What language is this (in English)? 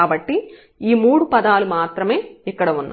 Telugu